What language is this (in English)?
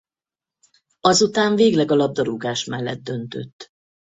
Hungarian